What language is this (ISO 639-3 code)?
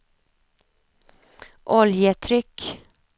swe